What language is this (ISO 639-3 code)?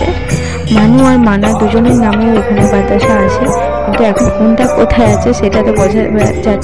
ara